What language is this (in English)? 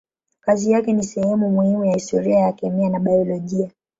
Swahili